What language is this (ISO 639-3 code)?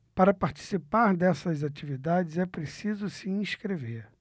por